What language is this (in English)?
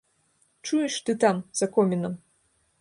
Belarusian